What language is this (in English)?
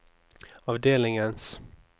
Norwegian